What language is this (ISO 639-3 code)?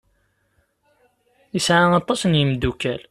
kab